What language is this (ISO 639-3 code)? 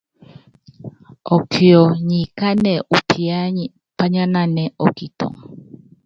yav